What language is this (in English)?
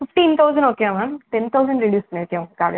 Tamil